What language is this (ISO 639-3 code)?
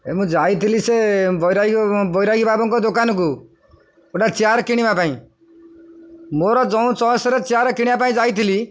ori